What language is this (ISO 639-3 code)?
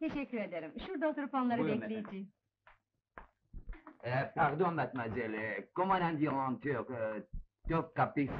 tur